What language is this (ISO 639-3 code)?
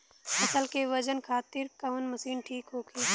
bho